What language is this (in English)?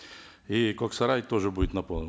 Kazakh